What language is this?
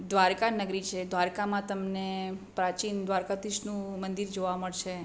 Gujarati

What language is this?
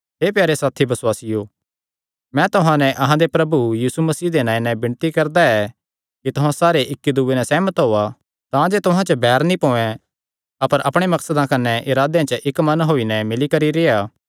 Kangri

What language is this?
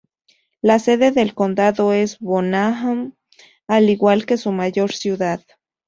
Spanish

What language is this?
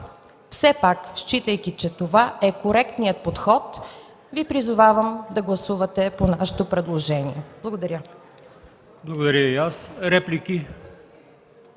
Bulgarian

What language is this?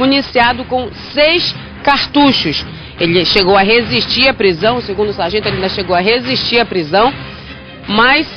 Portuguese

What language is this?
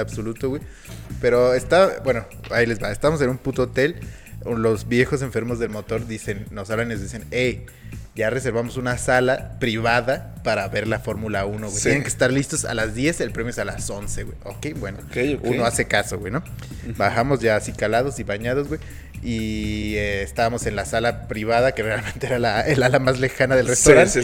Spanish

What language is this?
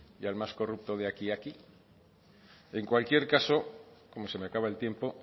Spanish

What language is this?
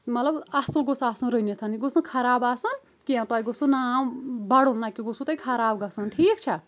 Kashmiri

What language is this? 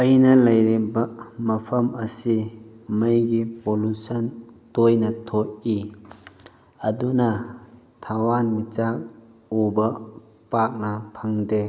Manipuri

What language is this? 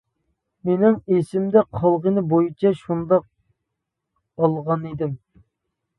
Uyghur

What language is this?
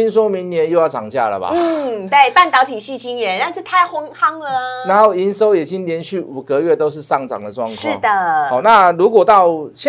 Chinese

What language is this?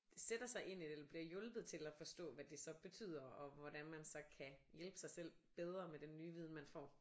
Danish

